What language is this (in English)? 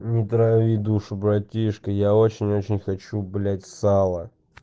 Russian